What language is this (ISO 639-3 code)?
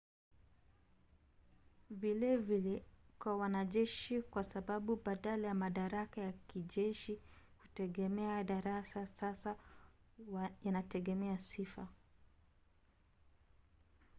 swa